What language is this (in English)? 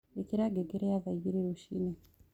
Kikuyu